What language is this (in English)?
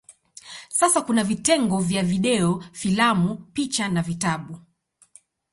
Swahili